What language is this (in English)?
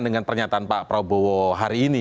Indonesian